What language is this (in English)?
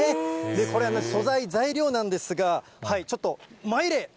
Japanese